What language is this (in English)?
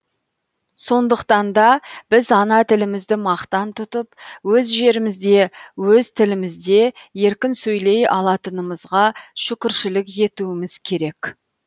Kazakh